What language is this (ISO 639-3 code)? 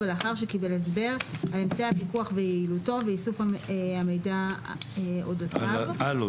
heb